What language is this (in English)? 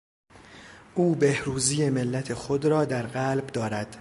Persian